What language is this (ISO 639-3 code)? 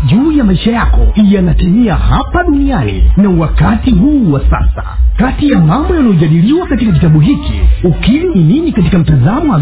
swa